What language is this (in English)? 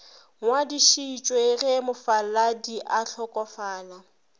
Northern Sotho